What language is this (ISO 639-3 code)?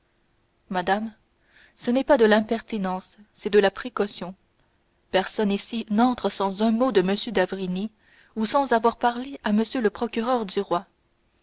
fra